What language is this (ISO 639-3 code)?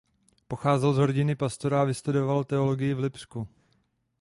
ces